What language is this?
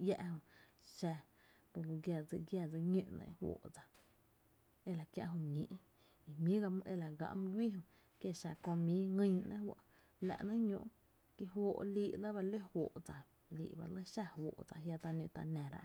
Tepinapa Chinantec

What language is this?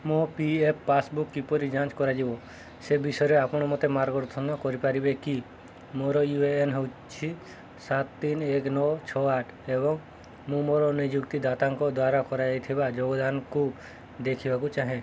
Odia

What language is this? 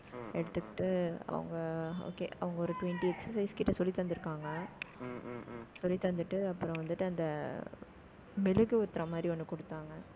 Tamil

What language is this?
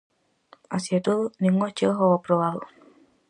Galician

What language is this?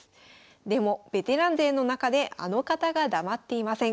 Japanese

